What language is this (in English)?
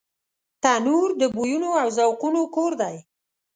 Pashto